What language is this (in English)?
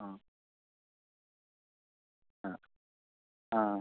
Malayalam